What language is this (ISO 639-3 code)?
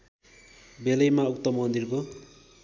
nep